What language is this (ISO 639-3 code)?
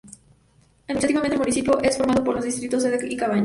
spa